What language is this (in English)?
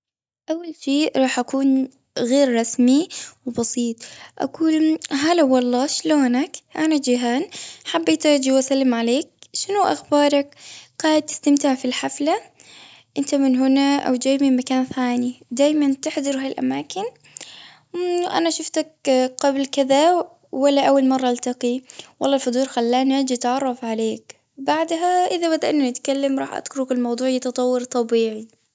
Gulf Arabic